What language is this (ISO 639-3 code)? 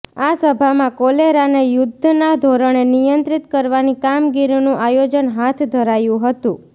guj